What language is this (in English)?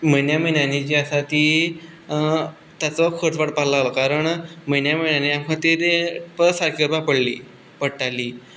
Konkani